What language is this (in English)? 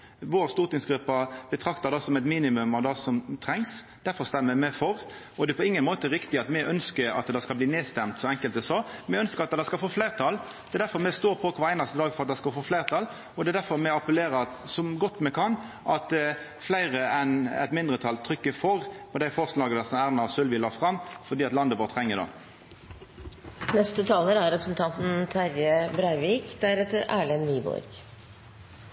Norwegian Nynorsk